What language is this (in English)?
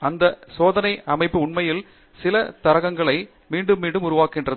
Tamil